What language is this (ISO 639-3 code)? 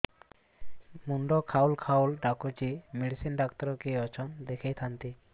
ori